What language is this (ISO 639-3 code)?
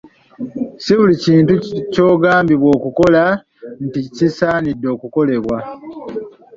lug